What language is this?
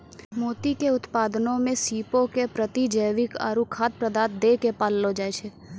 Maithili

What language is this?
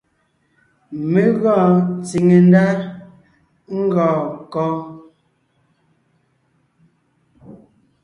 Ngiemboon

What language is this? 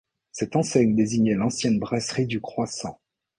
French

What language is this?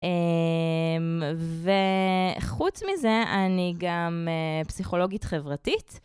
Hebrew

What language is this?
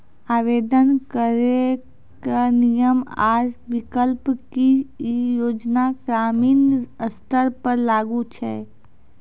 Maithili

